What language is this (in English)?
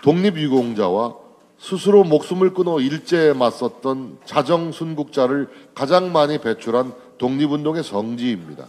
Korean